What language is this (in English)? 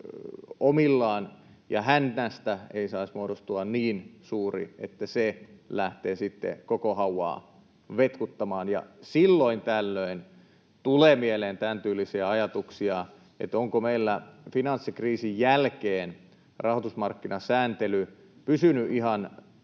Finnish